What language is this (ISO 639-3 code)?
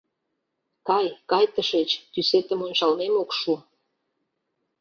chm